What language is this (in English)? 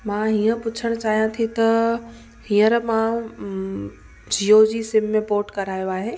Sindhi